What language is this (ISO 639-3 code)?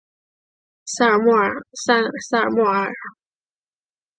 zho